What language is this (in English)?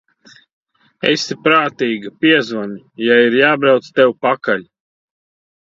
Latvian